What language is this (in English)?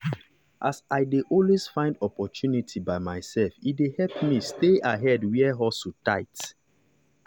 Nigerian Pidgin